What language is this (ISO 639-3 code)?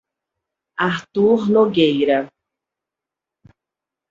por